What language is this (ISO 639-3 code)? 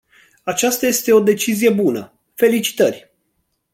ron